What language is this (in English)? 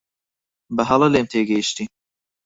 Central Kurdish